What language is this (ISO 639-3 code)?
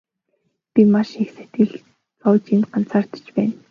mon